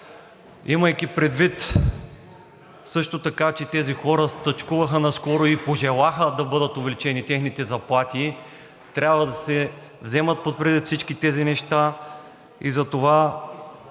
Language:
Bulgarian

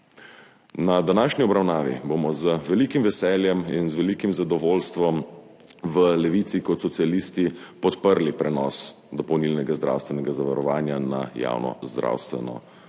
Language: Slovenian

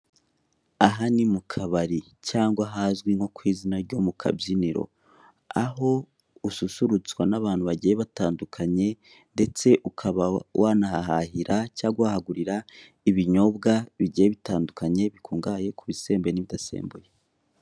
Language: Kinyarwanda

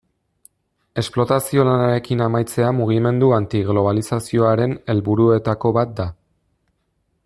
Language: Basque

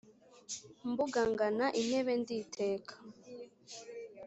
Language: Kinyarwanda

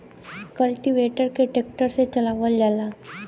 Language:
Bhojpuri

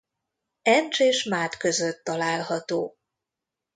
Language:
Hungarian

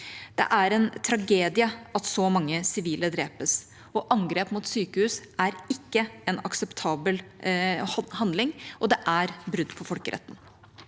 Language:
Norwegian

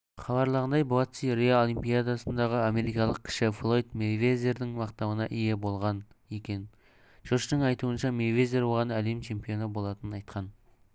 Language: Kazakh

